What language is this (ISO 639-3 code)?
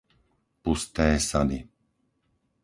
slk